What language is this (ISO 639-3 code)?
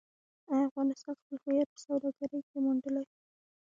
pus